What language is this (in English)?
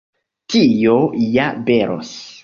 Esperanto